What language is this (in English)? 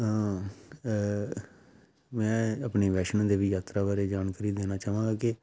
Punjabi